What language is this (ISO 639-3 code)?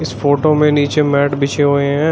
hin